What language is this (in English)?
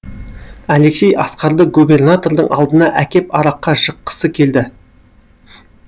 Kazakh